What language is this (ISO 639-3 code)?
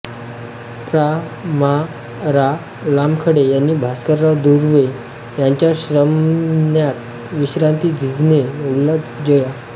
mar